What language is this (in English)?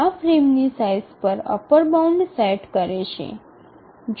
Gujarati